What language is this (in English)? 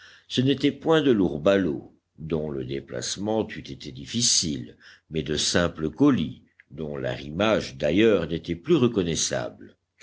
French